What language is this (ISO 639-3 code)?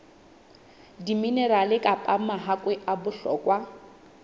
sot